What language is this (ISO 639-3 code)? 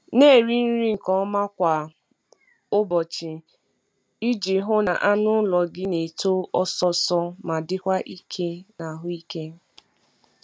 ibo